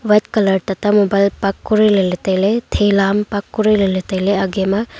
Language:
Wancho Naga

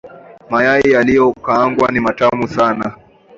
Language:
Swahili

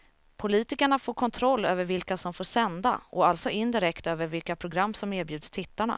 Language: Swedish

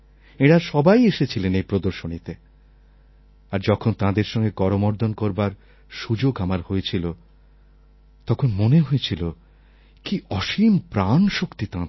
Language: Bangla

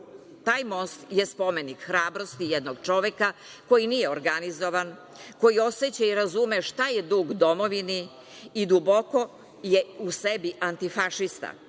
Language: Serbian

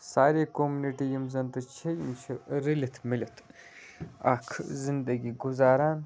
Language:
Kashmiri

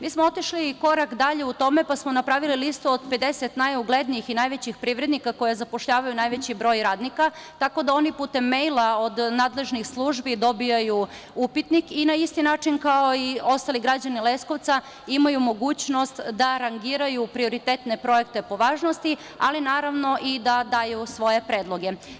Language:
Serbian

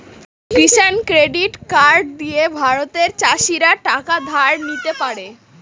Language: Bangla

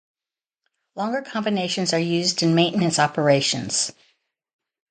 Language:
English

